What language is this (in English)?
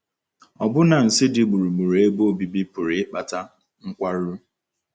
Igbo